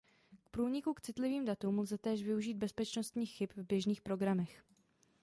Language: Czech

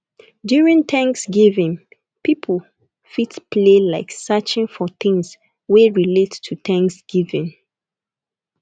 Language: Nigerian Pidgin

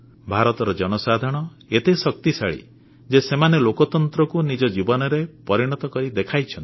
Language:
Odia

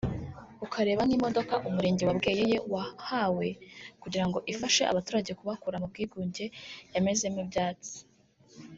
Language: Kinyarwanda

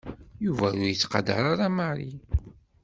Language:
Kabyle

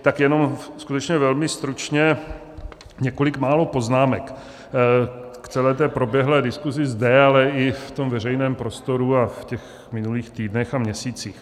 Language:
Czech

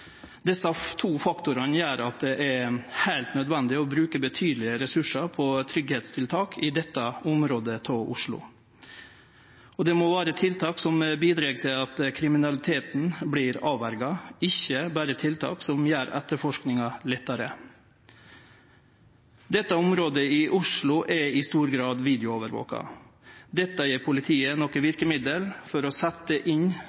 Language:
Norwegian Nynorsk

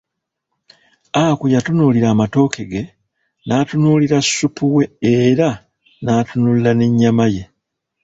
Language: Ganda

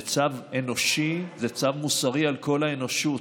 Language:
Hebrew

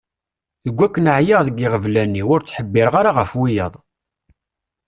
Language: Kabyle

